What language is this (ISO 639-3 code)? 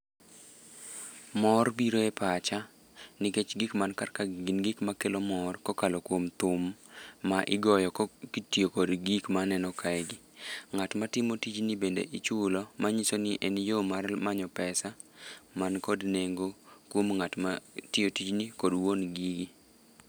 luo